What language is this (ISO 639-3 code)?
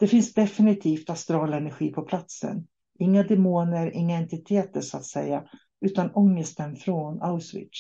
swe